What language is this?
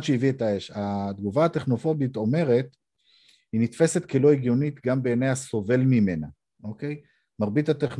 Hebrew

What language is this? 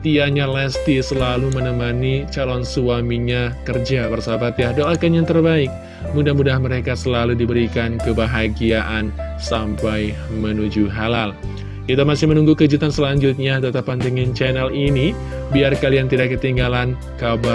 Indonesian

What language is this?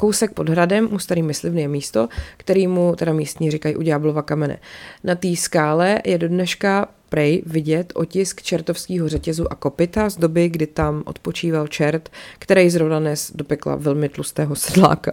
Czech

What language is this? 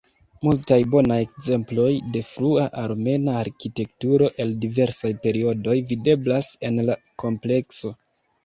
Esperanto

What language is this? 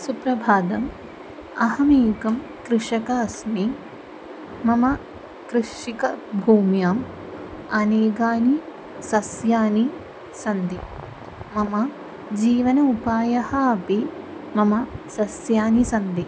Sanskrit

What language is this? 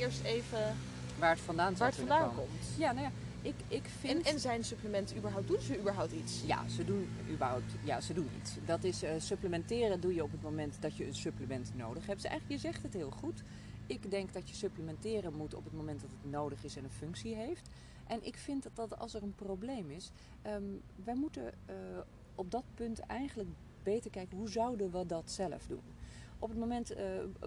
Dutch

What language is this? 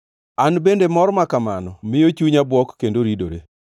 Luo (Kenya and Tanzania)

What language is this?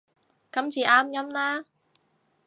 Cantonese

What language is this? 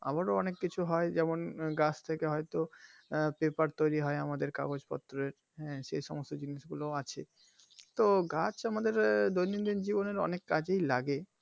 Bangla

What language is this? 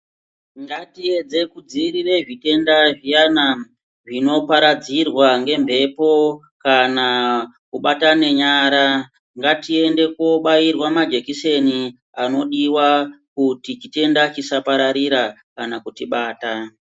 Ndau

